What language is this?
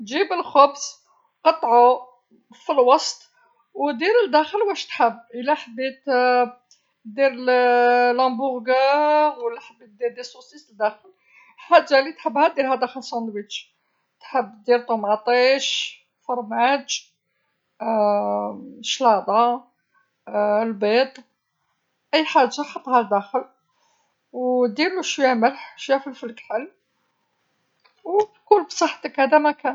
Algerian Arabic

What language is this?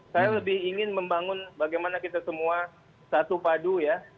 Indonesian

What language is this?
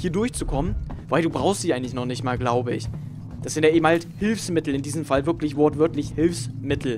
German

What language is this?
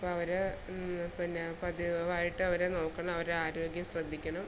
Malayalam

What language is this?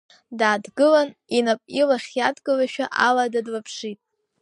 Abkhazian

